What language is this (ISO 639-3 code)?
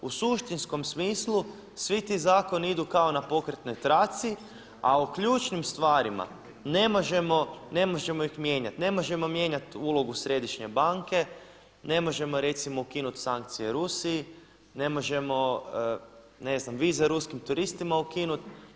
hrv